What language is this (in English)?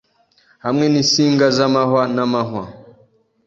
Kinyarwanda